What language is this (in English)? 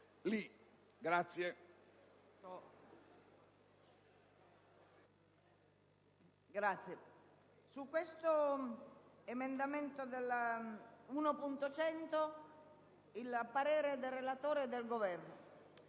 Italian